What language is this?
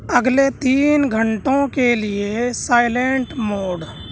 Urdu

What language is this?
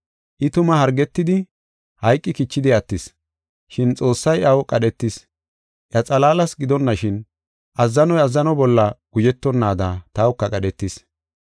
Gofa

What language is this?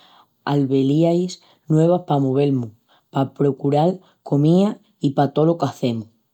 Extremaduran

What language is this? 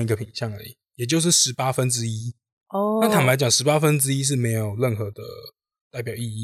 Chinese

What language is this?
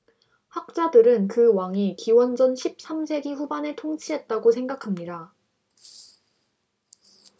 Korean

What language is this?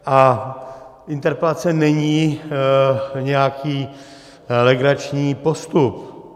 Czech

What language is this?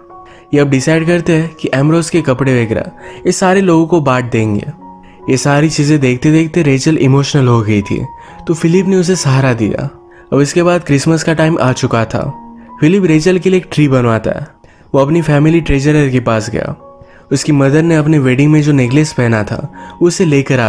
Hindi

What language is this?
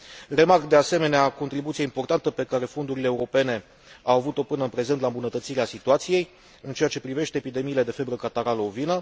Romanian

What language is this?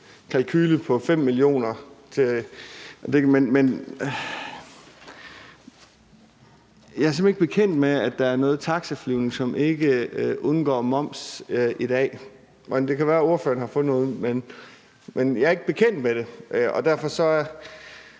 Danish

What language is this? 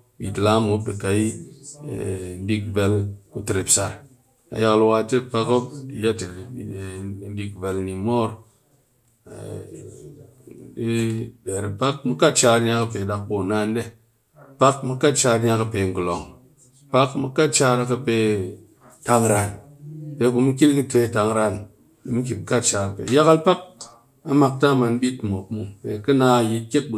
Cakfem-Mushere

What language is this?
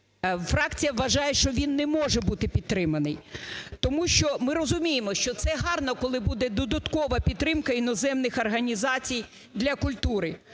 Ukrainian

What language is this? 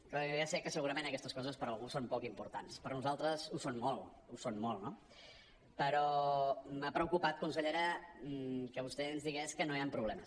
Catalan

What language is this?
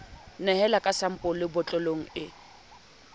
Southern Sotho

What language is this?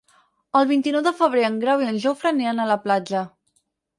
Catalan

